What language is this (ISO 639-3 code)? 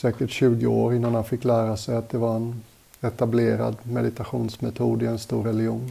swe